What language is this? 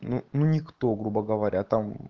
Russian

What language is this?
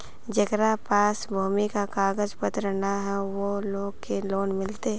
Magahi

